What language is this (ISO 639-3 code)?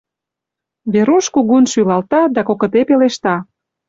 chm